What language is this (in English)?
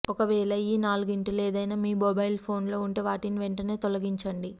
Telugu